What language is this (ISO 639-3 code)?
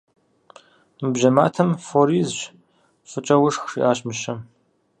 kbd